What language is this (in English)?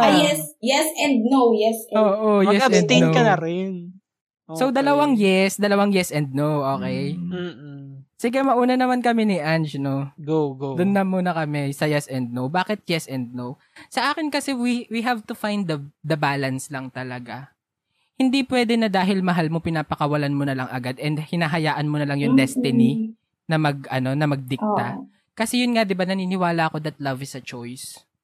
Filipino